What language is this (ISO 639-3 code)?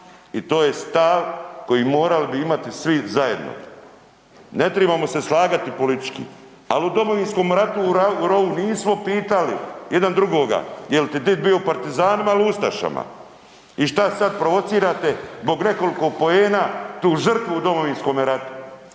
hrv